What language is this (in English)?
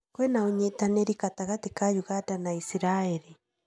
Kikuyu